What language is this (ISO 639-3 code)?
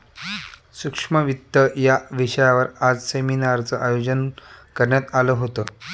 mar